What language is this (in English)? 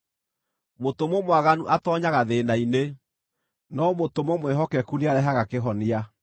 Kikuyu